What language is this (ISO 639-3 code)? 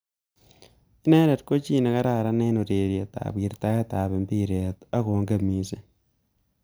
kln